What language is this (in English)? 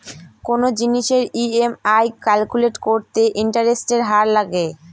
Bangla